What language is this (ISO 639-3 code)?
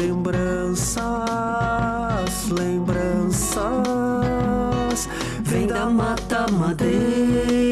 por